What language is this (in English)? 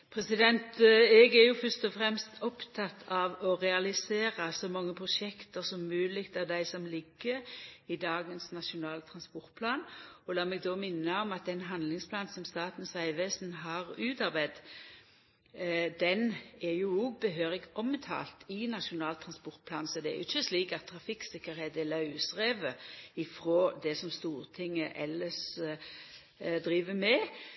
Norwegian Nynorsk